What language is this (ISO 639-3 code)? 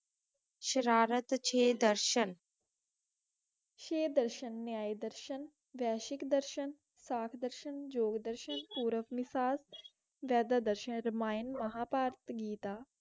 pan